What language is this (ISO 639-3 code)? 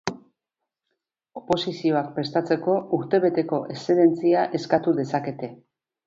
eus